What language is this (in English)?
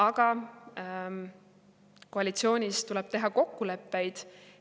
Estonian